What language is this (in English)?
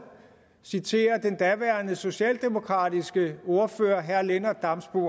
Danish